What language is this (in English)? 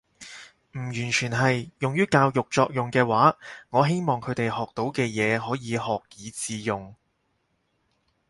Cantonese